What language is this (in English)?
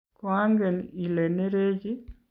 Kalenjin